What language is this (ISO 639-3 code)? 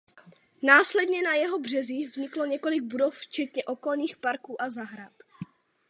ces